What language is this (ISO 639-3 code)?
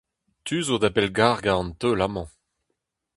bre